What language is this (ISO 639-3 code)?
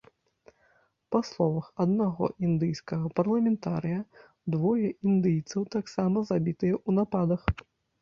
bel